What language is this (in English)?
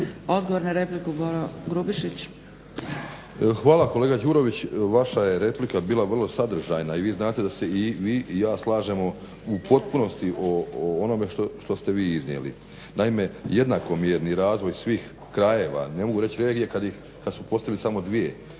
Croatian